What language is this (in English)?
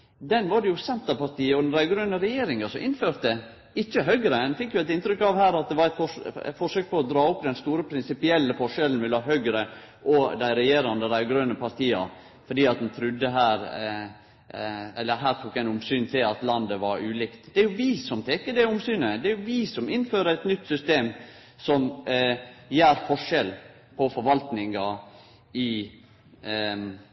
Norwegian Nynorsk